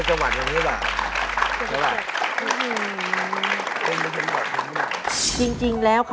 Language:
Thai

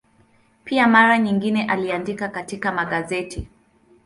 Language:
Swahili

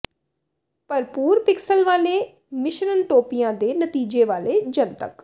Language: Punjabi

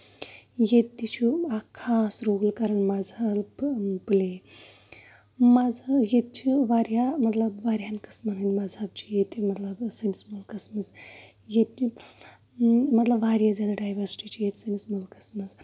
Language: Kashmiri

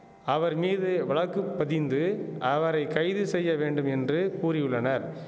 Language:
Tamil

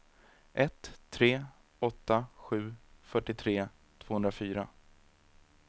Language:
Swedish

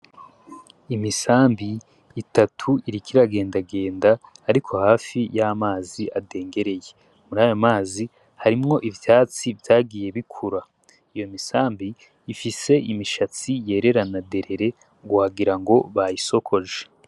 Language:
Rundi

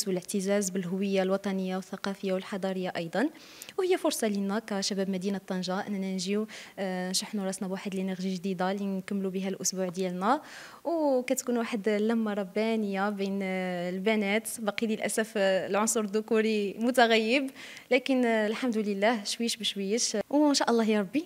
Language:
Arabic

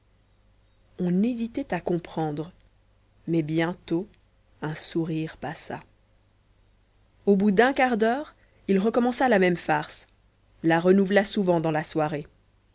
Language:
French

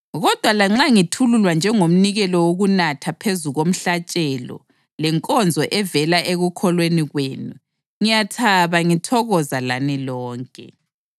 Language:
North Ndebele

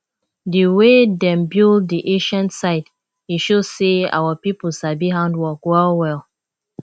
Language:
Nigerian Pidgin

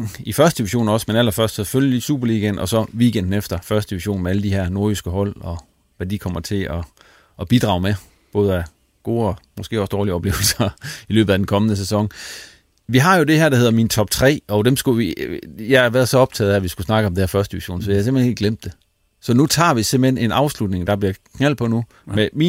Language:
Danish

